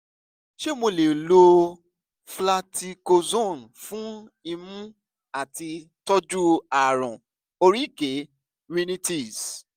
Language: Yoruba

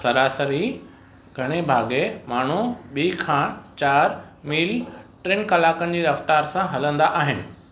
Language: Sindhi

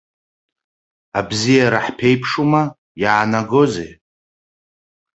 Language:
Abkhazian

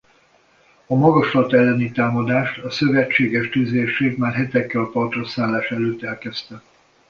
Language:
Hungarian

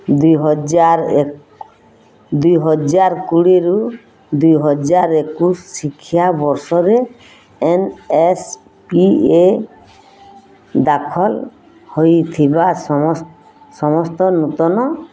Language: Odia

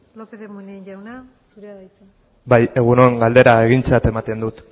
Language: Basque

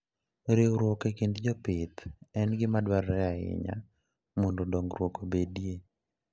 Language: Luo (Kenya and Tanzania)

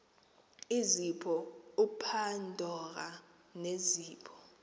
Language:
Xhosa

